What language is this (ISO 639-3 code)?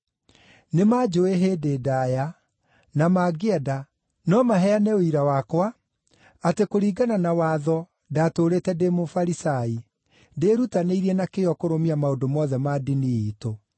kik